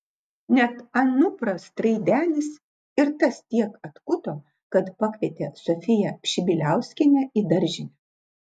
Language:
Lithuanian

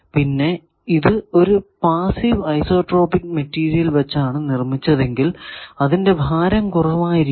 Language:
Malayalam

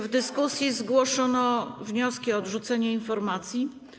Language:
Polish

